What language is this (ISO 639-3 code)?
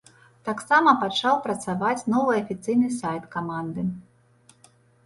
bel